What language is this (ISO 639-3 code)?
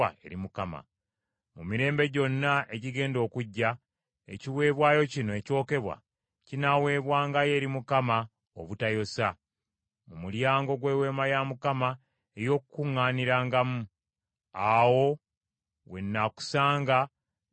lug